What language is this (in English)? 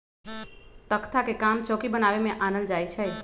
Magahi